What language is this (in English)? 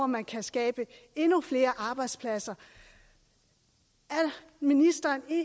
Danish